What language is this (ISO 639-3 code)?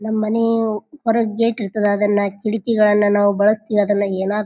kan